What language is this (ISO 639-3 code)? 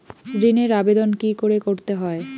ben